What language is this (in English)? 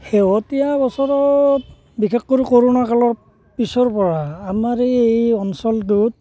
Assamese